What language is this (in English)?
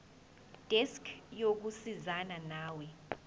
Zulu